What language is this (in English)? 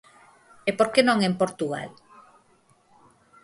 Galician